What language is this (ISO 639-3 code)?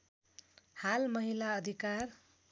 nep